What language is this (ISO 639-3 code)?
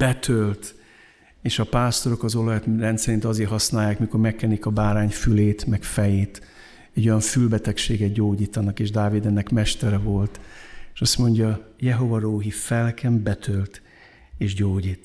hun